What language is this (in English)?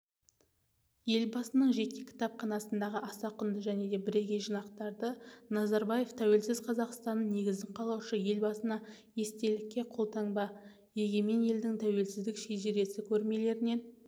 Kazakh